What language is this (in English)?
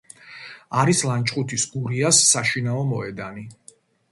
Georgian